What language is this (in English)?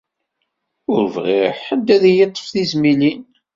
Kabyle